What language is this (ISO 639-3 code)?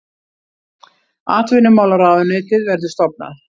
isl